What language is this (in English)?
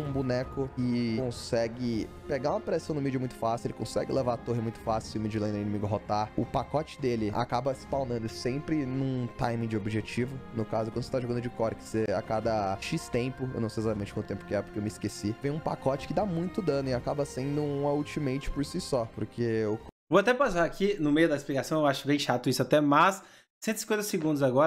Portuguese